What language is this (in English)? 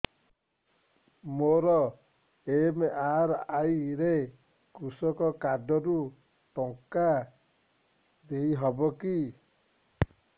Odia